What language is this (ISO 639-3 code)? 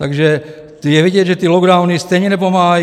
ces